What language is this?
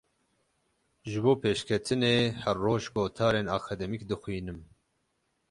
Kurdish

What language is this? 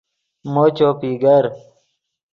Yidgha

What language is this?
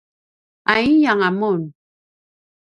Paiwan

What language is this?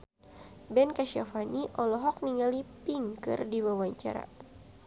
Sundanese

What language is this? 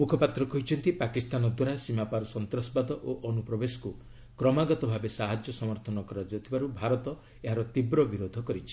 Odia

